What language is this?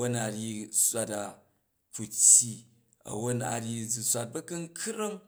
Jju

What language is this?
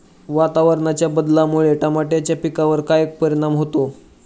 Marathi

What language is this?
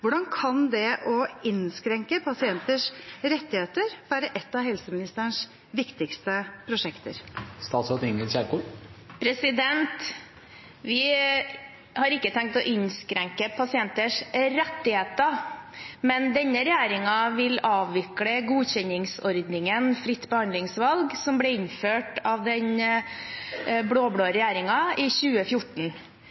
Norwegian Bokmål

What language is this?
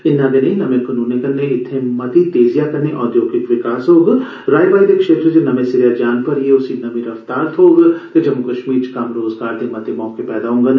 Dogri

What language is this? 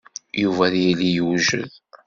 Kabyle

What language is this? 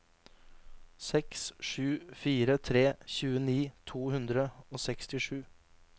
Norwegian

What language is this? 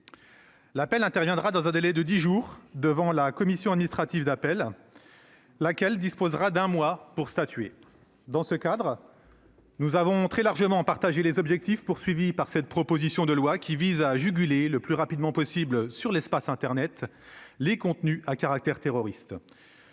French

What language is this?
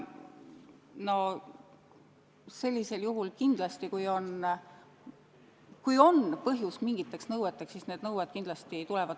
Estonian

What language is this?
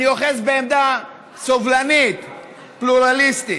Hebrew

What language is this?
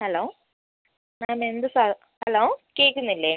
Malayalam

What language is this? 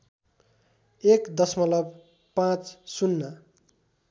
Nepali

